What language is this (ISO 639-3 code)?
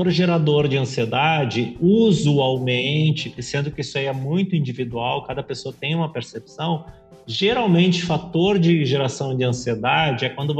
por